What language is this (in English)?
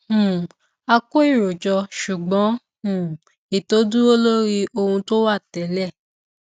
Yoruba